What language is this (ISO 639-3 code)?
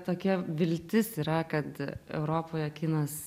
lit